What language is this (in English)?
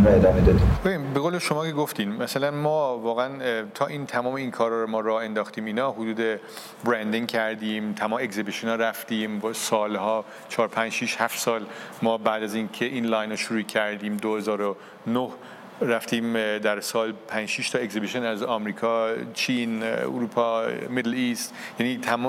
Persian